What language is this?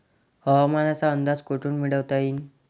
Marathi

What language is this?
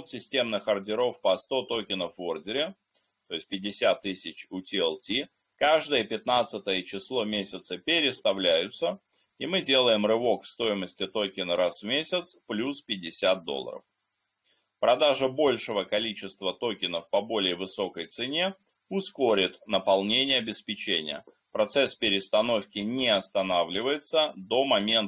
Russian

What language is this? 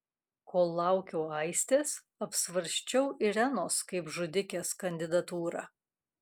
Lithuanian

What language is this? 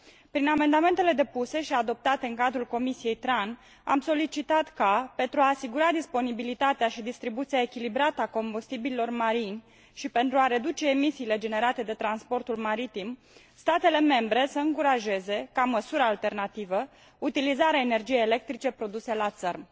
Romanian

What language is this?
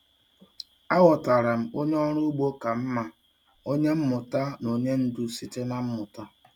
Igbo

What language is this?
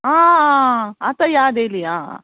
Konkani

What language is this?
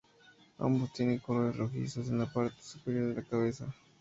Spanish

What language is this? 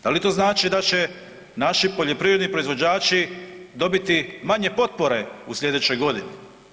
Croatian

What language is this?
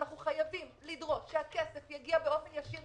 Hebrew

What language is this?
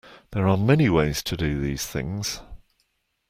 English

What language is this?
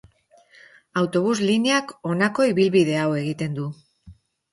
Basque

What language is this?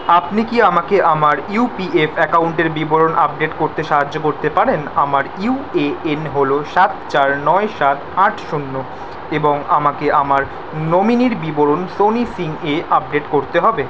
Bangla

